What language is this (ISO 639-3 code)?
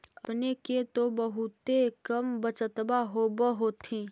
mag